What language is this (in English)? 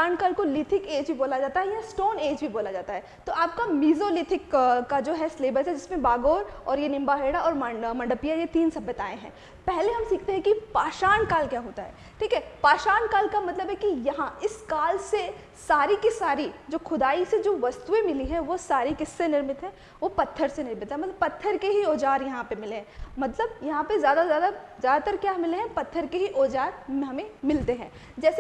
Hindi